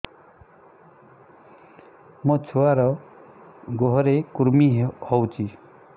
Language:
Odia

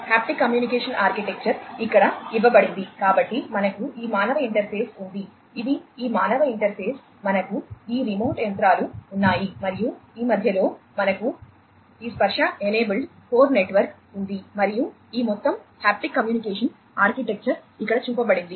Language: Telugu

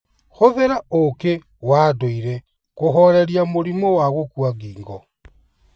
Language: Kikuyu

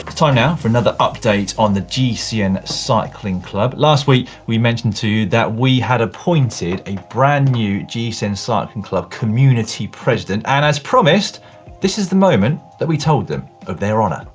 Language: English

